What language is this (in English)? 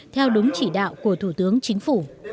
Vietnamese